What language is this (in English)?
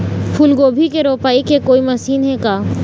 Chhattisgarhi